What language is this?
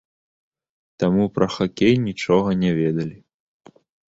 Belarusian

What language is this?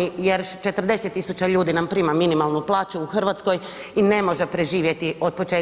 Croatian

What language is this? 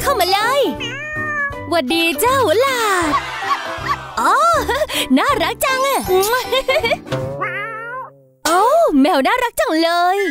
Thai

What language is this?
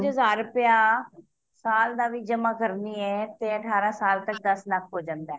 Punjabi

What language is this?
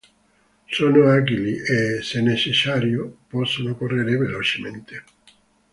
Italian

